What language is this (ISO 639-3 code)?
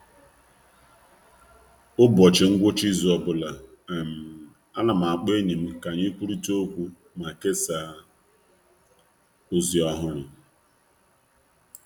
ibo